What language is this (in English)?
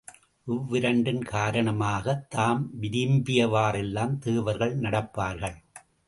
Tamil